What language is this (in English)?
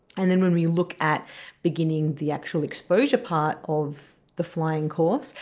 English